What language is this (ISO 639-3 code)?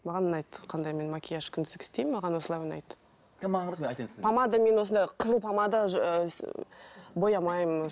kaz